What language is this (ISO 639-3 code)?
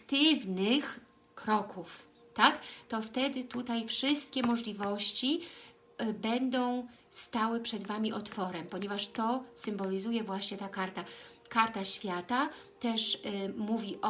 pol